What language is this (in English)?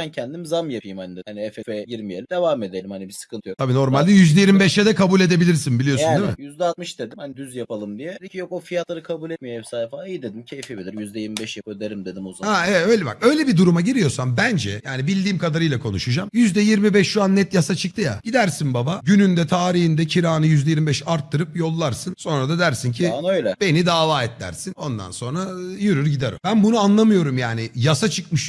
Turkish